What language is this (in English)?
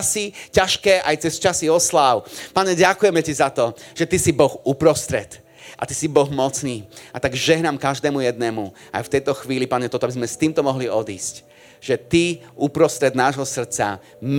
Slovak